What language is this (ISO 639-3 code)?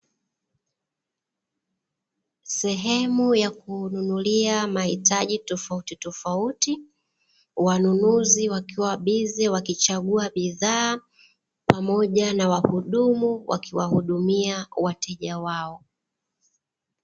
swa